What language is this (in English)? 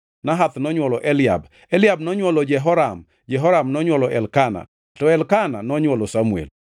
Luo (Kenya and Tanzania)